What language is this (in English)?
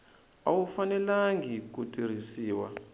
Tsonga